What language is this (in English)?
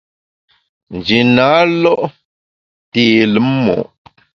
Bamun